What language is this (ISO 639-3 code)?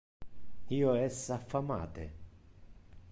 ina